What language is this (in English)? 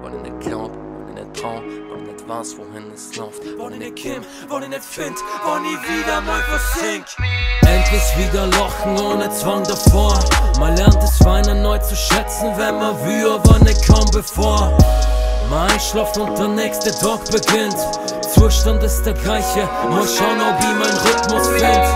German